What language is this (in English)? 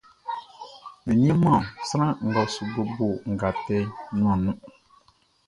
Baoulé